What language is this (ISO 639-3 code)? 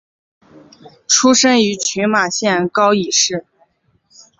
zho